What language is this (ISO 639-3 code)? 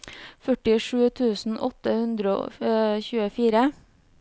nor